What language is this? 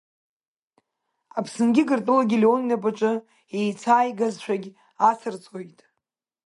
Abkhazian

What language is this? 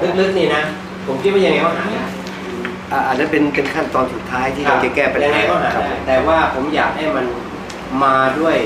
Thai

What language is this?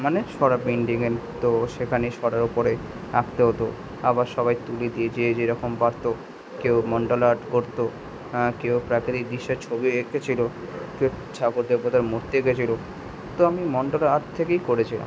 Bangla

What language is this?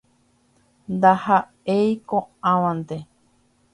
Guarani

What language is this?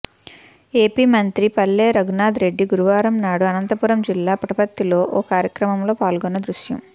Telugu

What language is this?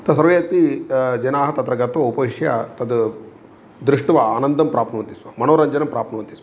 Sanskrit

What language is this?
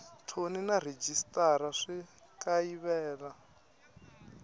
Tsonga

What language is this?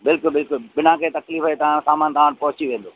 Sindhi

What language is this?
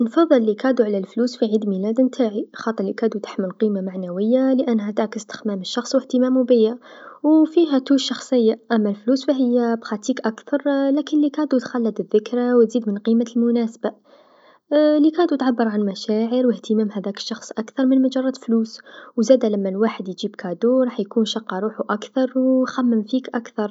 Tunisian Arabic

